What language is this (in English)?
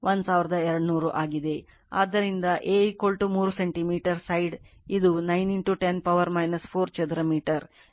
Kannada